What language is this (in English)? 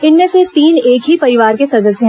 Hindi